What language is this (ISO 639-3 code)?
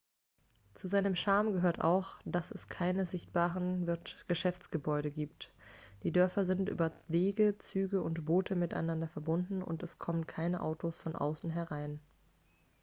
deu